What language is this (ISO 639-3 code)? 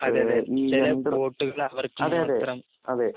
mal